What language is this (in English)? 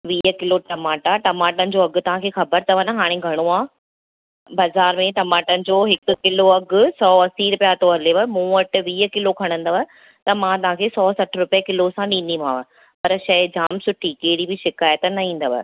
Sindhi